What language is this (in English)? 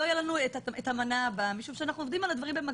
Hebrew